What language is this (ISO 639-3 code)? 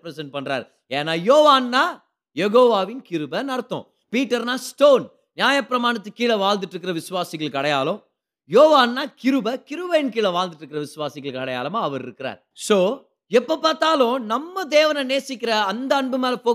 tam